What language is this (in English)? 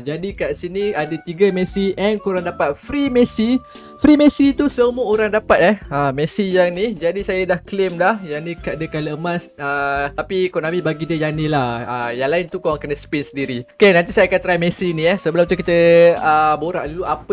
Malay